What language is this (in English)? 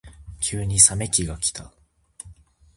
Japanese